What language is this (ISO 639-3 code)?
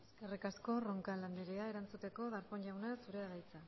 eus